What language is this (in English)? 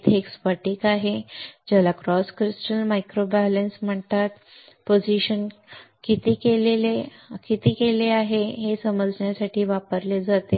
Marathi